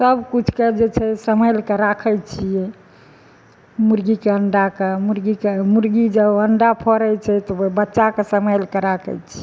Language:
Maithili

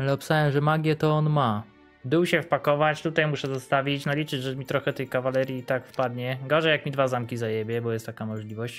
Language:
Polish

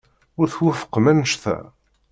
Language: Kabyle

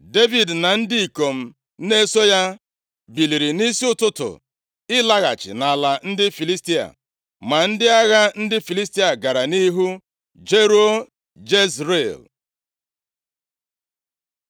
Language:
Igbo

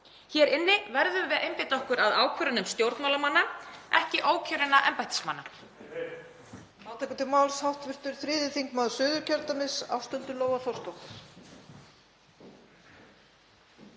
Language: Icelandic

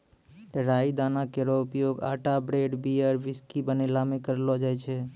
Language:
Maithili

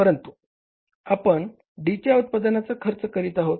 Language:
Marathi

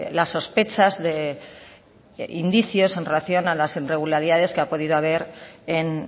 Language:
Spanish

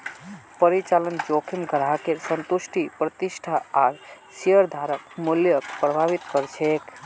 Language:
Magahi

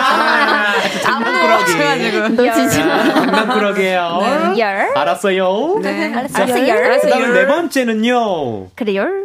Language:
Korean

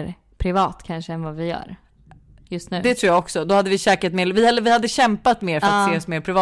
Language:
Swedish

